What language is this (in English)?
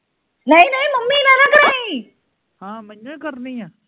Punjabi